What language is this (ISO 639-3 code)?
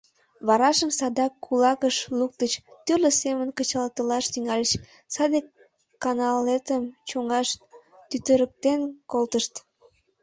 chm